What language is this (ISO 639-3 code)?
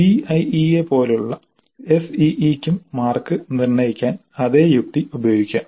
mal